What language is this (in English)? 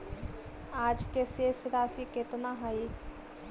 Magahi